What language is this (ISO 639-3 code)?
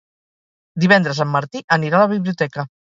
cat